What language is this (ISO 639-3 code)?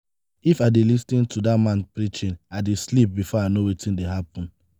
pcm